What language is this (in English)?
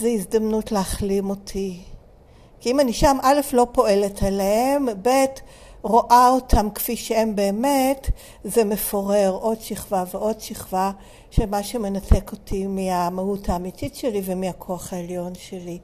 Hebrew